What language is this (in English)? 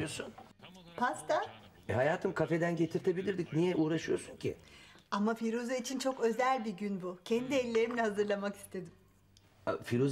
Turkish